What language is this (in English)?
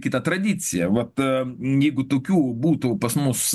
Lithuanian